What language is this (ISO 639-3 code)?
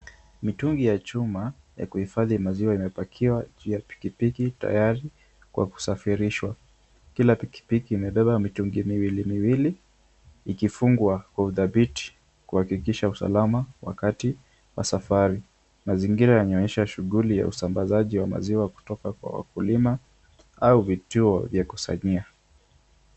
swa